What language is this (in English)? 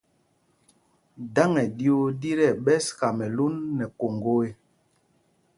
Mpumpong